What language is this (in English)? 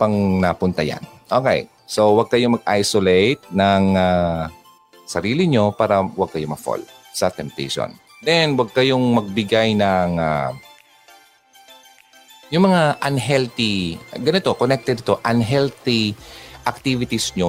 Filipino